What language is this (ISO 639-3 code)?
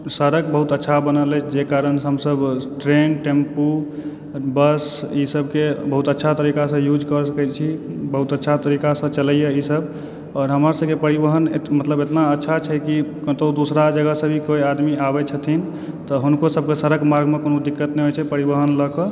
mai